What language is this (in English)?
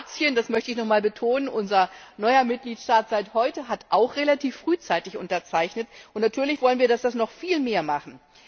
German